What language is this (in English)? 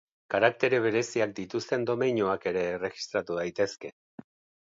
Basque